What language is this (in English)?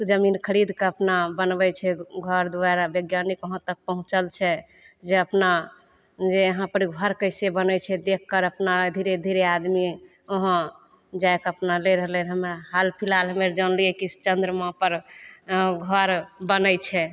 Maithili